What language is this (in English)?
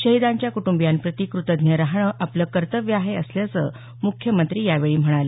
Marathi